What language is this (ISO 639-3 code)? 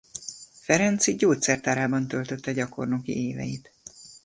hun